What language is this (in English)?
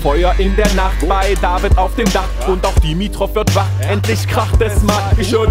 German